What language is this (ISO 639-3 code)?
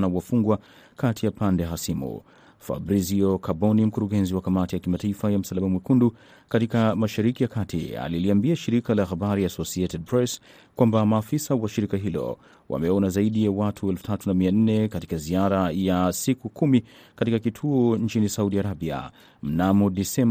swa